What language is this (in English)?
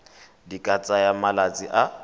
Tswana